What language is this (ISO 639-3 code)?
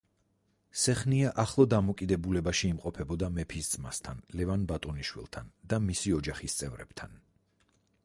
kat